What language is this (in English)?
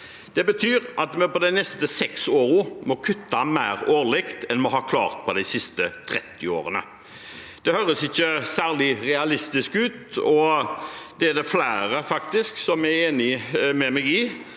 Norwegian